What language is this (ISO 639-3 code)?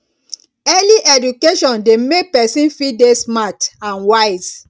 pcm